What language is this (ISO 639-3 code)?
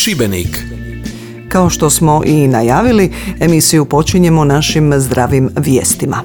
hrv